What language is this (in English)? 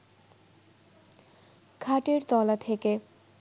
Bangla